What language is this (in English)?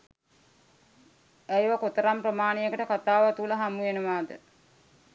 Sinhala